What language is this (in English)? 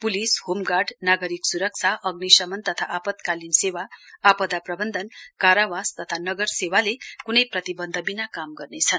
Nepali